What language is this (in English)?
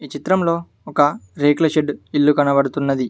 Telugu